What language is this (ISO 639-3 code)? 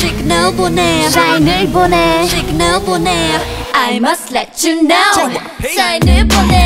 kor